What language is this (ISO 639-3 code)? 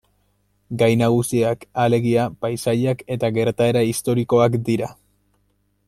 eus